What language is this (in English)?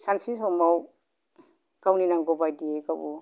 Bodo